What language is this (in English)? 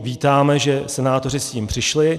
Czech